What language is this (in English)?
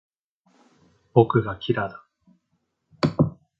Japanese